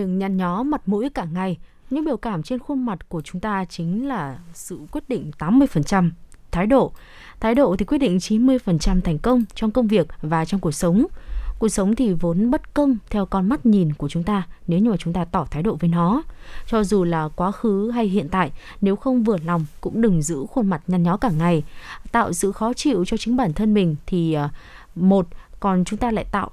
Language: Vietnamese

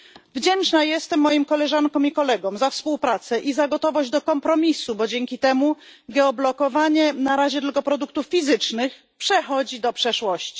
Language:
Polish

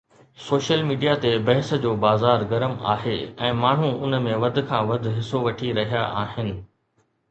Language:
Sindhi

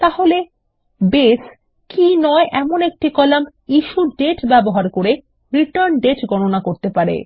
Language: Bangla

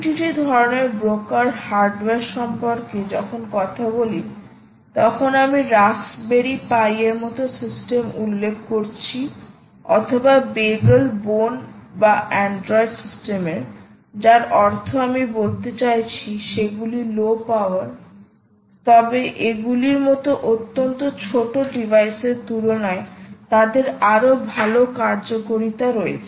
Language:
Bangla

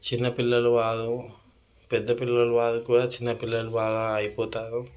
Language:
Telugu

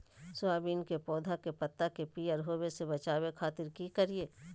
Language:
Magahi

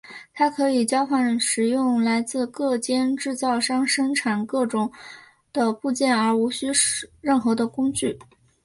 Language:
Chinese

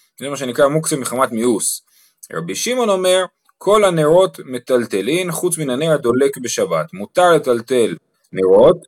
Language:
Hebrew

